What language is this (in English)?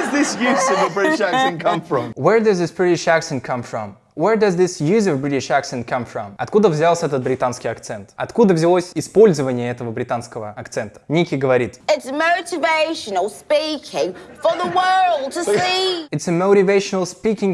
Russian